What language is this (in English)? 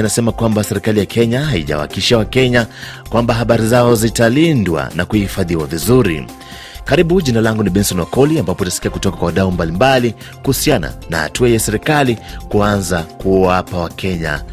Swahili